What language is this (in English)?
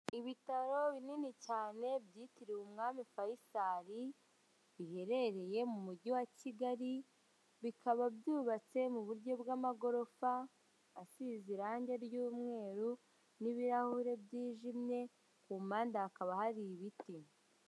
Kinyarwanda